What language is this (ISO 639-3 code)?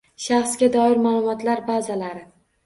uzb